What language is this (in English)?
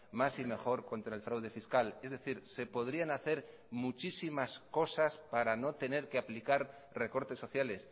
Spanish